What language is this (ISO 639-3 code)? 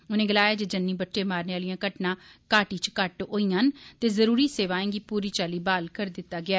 doi